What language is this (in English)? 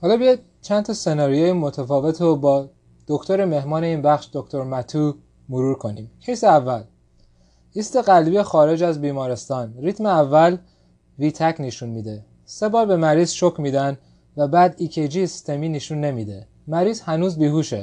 Persian